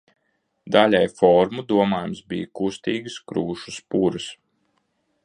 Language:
Latvian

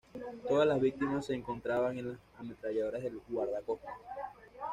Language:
Spanish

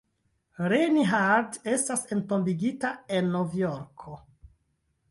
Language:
Esperanto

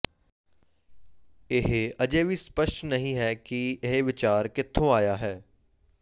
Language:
Punjabi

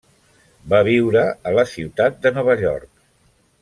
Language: Catalan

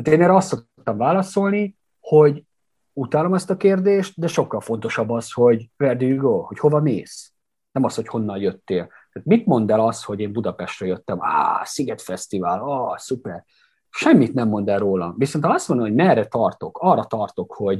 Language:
Hungarian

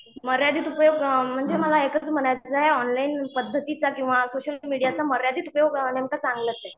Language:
Marathi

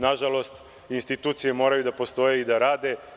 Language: Serbian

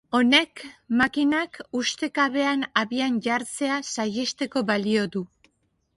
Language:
Basque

